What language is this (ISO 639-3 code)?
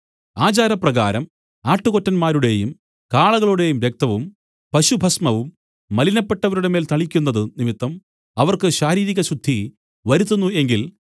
mal